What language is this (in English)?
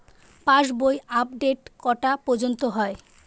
Bangla